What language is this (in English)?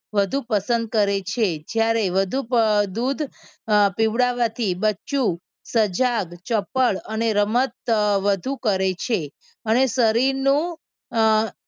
Gujarati